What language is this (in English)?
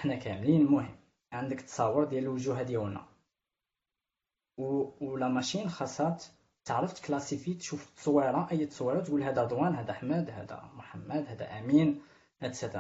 Arabic